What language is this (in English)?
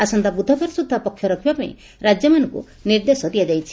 Odia